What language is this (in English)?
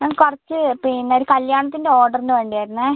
Malayalam